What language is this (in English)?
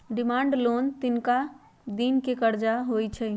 Magahi